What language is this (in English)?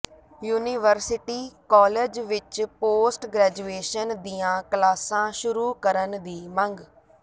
Punjabi